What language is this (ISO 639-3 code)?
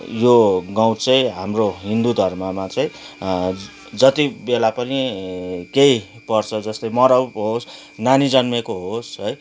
nep